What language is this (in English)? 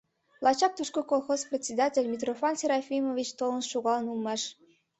Mari